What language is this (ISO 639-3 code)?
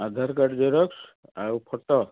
ori